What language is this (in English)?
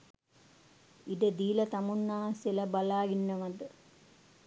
Sinhala